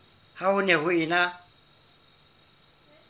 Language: Southern Sotho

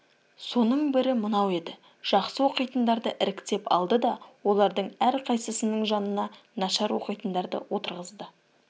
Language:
Kazakh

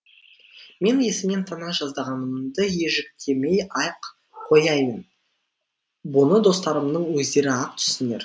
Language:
Kazakh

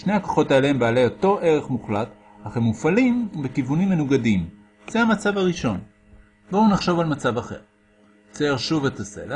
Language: Hebrew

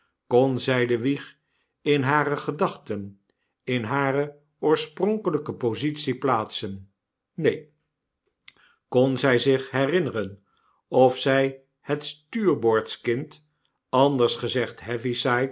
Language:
Dutch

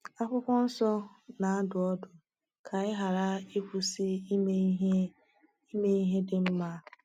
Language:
Igbo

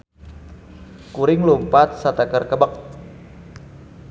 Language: Sundanese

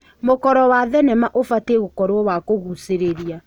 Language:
Kikuyu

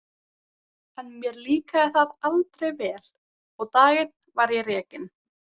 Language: Icelandic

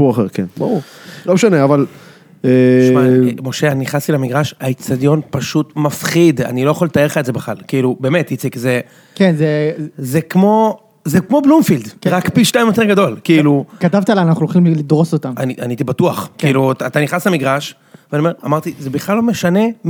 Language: Hebrew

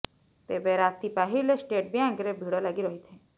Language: Odia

